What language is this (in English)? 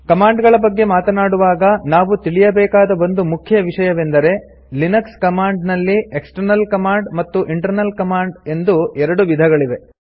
Kannada